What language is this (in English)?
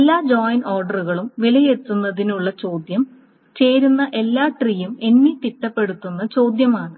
Malayalam